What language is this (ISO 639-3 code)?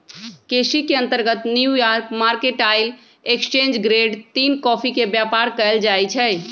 mag